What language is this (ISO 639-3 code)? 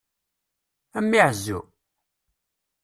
kab